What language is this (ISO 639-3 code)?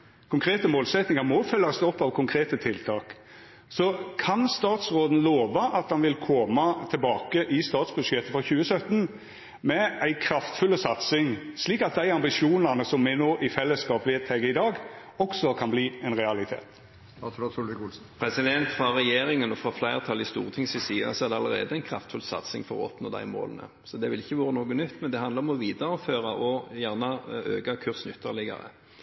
nor